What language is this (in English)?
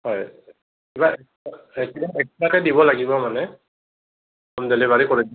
Assamese